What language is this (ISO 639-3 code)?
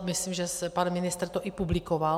ces